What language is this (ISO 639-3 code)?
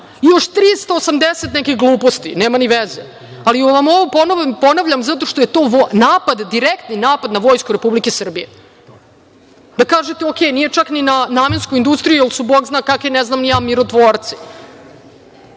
srp